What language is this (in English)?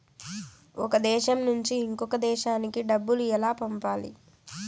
Telugu